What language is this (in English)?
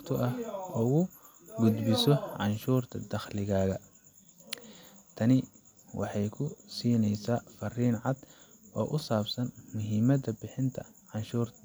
Somali